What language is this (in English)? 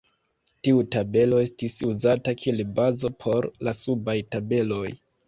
Esperanto